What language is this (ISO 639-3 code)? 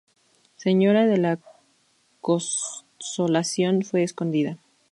spa